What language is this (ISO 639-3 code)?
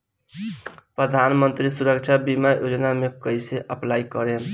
bho